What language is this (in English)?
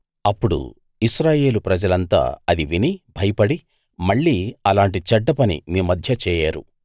Telugu